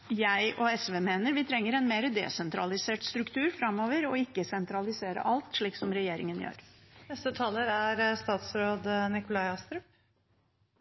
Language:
Norwegian Bokmål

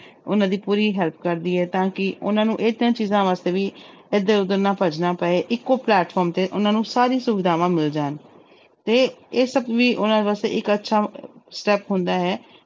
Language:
Punjabi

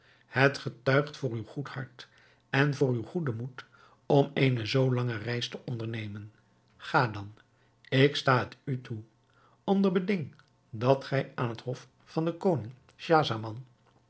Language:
Dutch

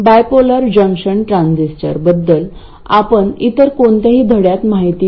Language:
Marathi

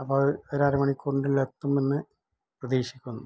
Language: Malayalam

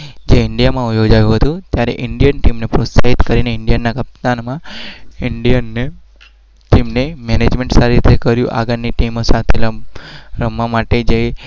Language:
Gujarati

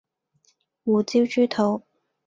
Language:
Cantonese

